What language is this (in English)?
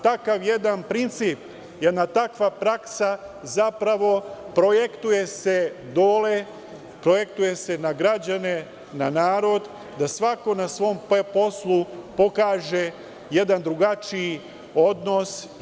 Serbian